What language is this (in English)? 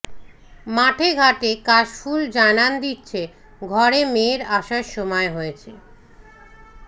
Bangla